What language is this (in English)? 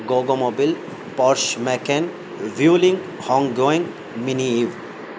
Urdu